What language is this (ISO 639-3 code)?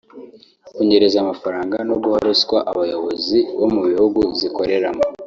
kin